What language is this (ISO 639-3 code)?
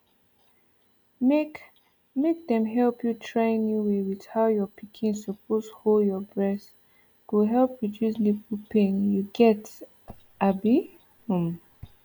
pcm